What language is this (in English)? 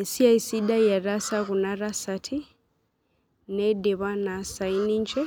Masai